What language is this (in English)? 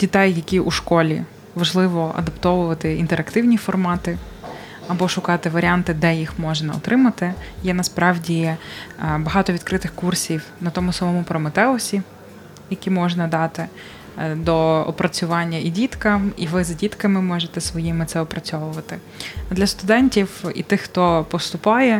Ukrainian